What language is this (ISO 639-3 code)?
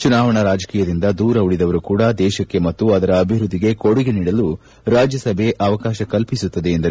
kan